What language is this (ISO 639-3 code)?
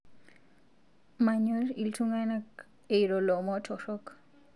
mas